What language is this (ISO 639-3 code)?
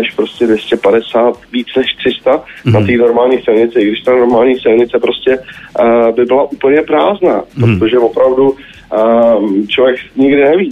ces